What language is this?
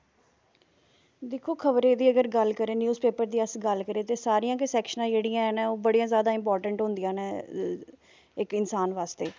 Dogri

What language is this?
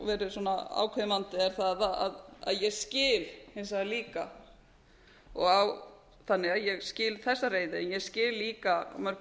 Icelandic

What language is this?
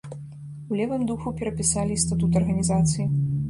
Belarusian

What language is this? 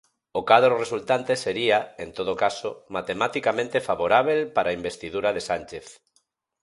Galician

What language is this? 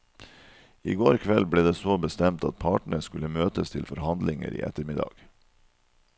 Norwegian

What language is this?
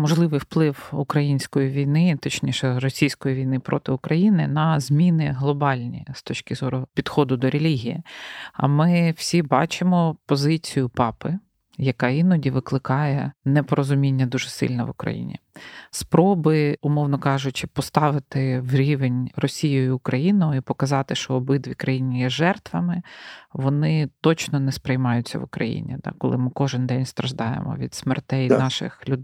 Ukrainian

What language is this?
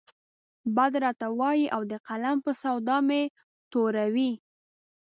Pashto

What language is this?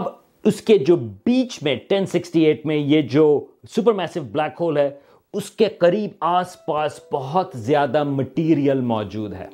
Urdu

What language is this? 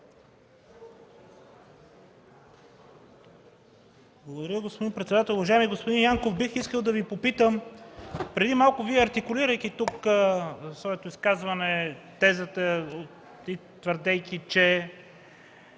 Bulgarian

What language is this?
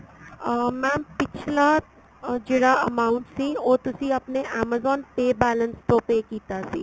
Punjabi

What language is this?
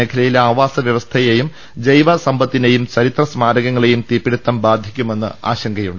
Malayalam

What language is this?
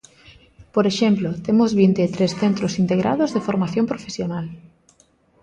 Galician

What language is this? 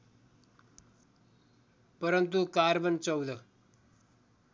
Nepali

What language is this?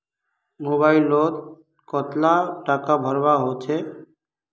Magahi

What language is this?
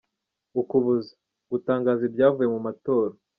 Kinyarwanda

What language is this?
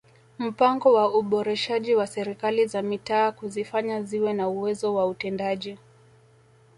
Swahili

